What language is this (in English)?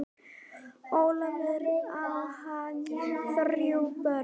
Icelandic